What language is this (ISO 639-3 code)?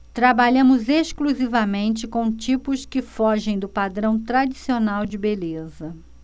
por